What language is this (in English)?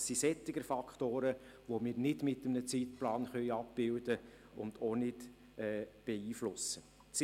Swiss German